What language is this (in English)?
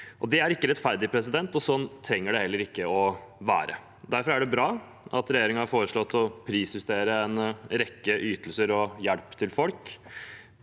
Norwegian